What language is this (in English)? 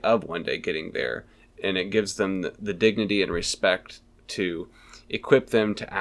English